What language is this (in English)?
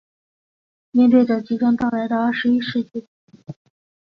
Chinese